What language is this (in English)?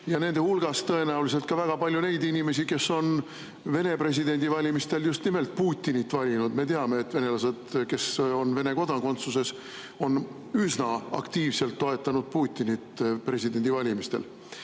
Estonian